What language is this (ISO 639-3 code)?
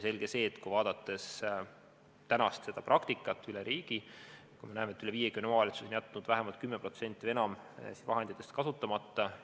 est